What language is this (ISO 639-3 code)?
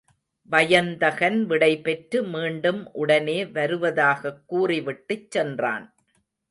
tam